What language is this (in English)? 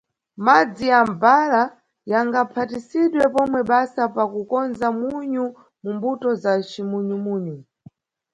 Nyungwe